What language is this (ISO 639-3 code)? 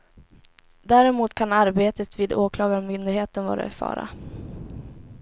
swe